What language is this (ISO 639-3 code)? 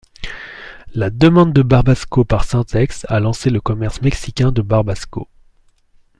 fra